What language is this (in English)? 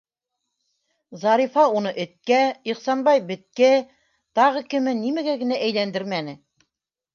Bashkir